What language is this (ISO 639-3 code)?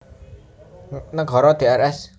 jav